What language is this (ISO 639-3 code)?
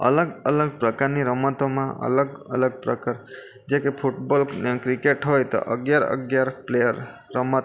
guj